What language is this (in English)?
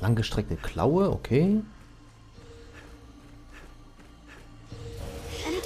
German